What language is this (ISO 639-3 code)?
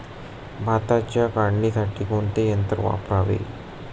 mar